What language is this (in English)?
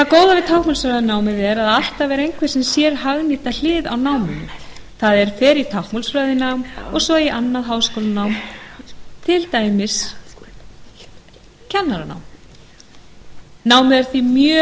Icelandic